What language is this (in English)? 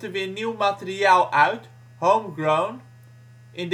Dutch